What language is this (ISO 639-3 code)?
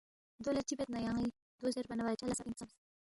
bft